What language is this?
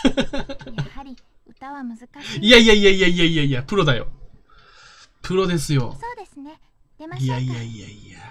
Japanese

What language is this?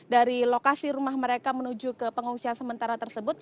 Indonesian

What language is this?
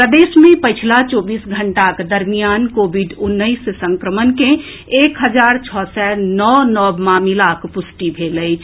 Maithili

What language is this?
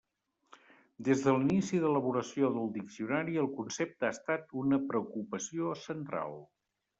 Catalan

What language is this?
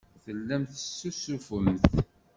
Kabyle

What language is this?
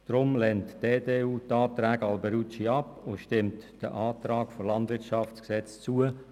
Swiss German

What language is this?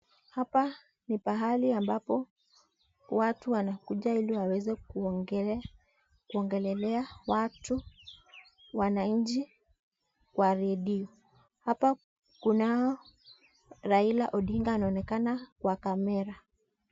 Swahili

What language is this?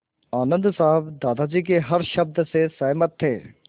Hindi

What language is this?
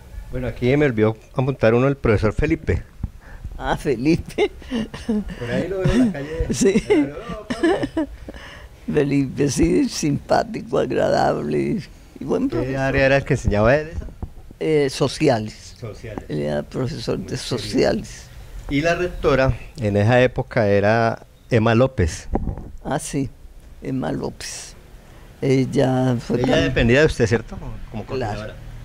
Spanish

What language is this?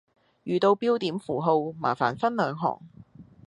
Cantonese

